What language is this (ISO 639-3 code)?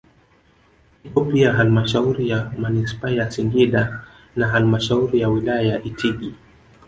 swa